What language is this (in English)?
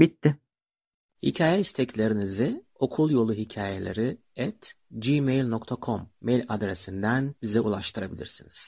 Turkish